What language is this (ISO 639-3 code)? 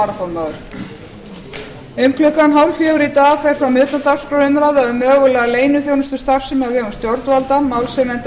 isl